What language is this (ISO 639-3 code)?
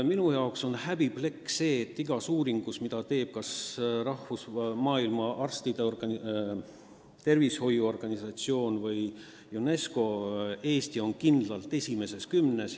est